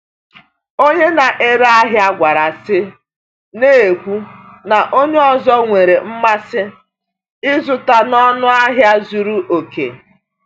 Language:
Igbo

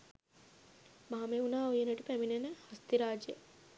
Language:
Sinhala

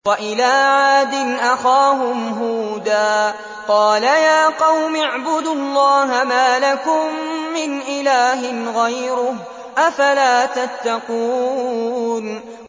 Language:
Arabic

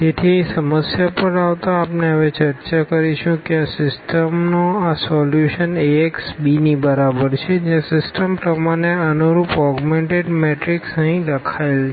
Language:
Gujarati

